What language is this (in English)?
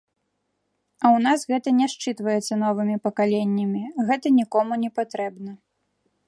Belarusian